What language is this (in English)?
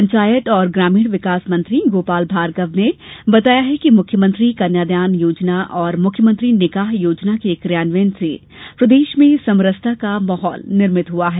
Hindi